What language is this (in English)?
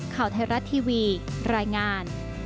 Thai